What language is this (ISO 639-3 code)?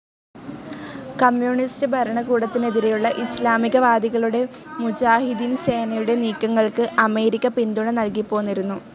mal